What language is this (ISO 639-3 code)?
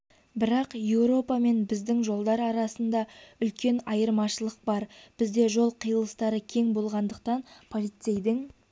kaz